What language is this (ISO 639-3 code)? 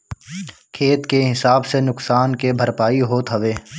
bho